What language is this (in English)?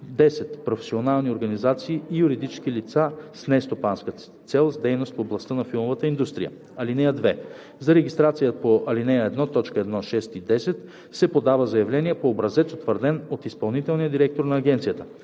Bulgarian